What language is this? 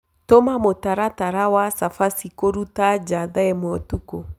Kikuyu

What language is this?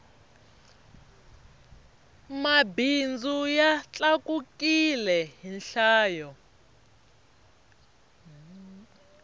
Tsonga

